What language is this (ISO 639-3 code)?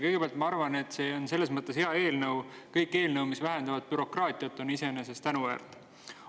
est